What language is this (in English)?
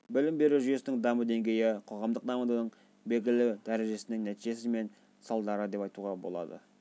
Kazakh